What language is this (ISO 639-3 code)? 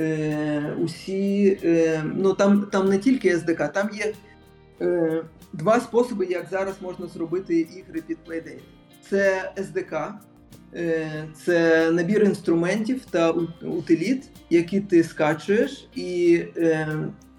ukr